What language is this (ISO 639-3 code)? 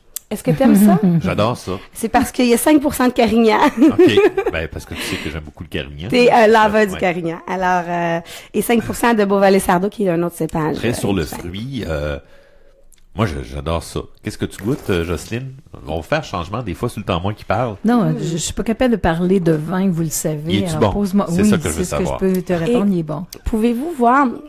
fra